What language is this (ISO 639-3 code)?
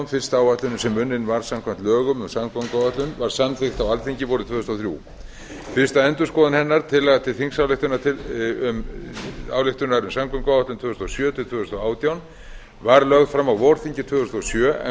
isl